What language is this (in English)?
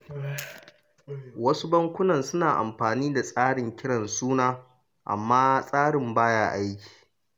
Hausa